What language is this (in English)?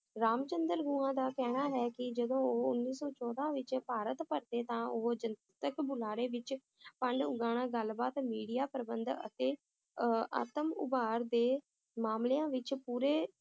Punjabi